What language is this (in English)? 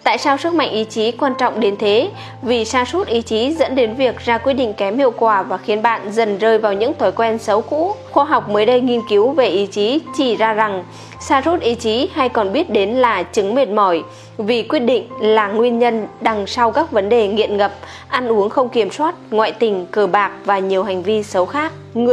Vietnamese